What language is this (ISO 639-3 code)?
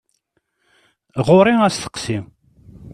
kab